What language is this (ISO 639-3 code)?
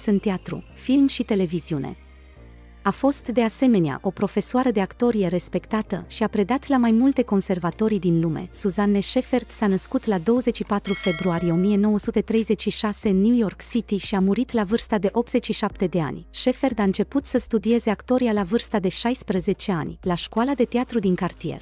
ron